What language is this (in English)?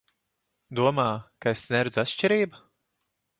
Latvian